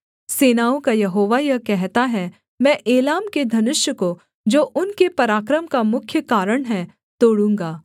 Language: Hindi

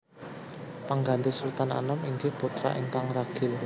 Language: Javanese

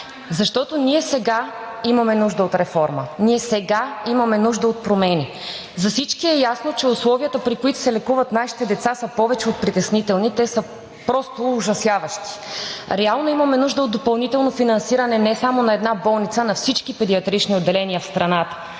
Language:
Bulgarian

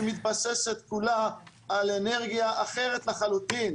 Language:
Hebrew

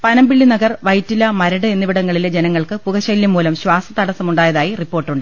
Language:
Malayalam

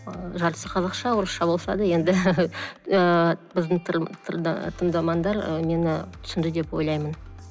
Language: Kazakh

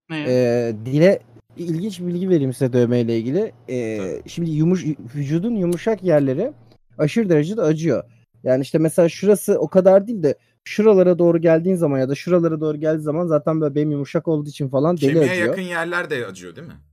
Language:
Turkish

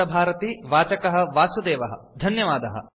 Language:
Sanskrit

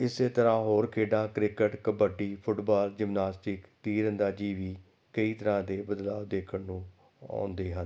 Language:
Punjabi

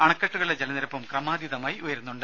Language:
Malayalam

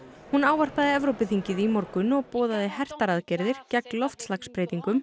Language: Icelandic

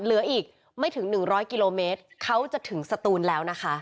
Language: Thai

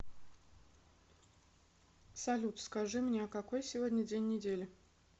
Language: Russian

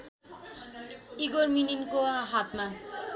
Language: Nepali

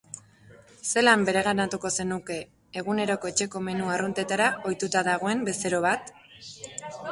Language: Basque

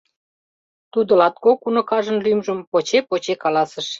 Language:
Mari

